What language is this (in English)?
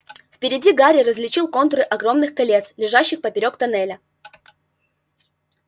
Russian